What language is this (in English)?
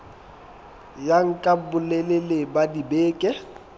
Southern Sotho